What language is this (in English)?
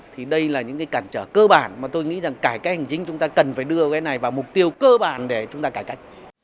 Vietnamese